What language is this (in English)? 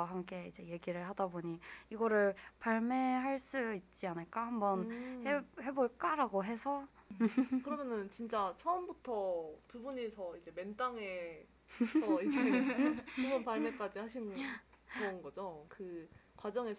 Korean